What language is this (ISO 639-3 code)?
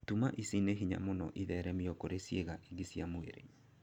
kik